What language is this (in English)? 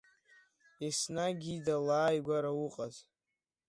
Abkhazian